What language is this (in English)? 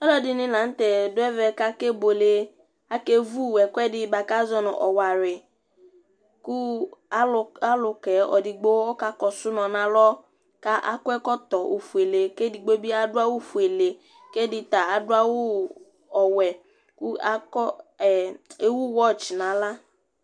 Ikposo